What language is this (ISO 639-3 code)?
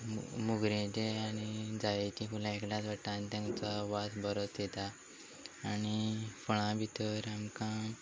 kok